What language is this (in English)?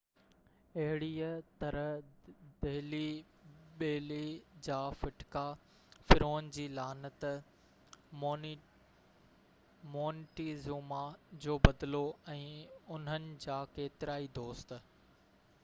Sindhi